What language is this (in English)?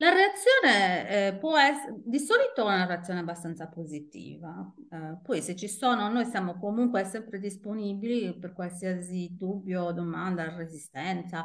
Italian